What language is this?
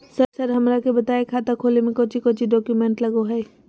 Magahi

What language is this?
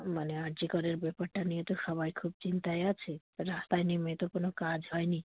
Bangla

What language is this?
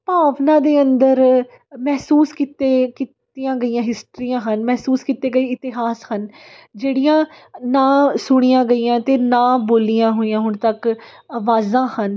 Punjabi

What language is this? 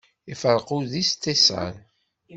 Kabyle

